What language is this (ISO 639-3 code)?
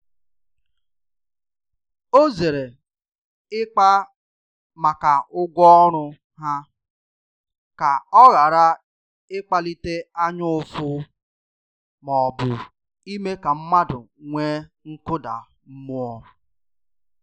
ibo